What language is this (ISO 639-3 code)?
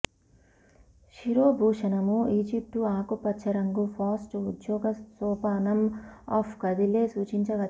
tel